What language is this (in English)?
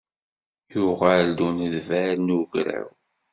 Kabyle